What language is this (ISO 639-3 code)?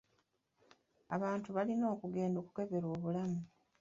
lug